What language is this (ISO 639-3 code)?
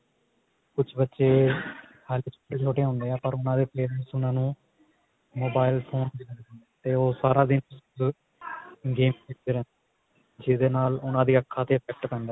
pan